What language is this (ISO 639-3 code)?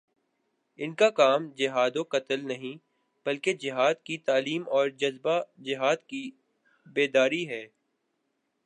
urd